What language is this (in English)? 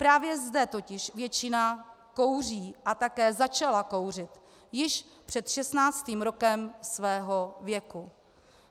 Czech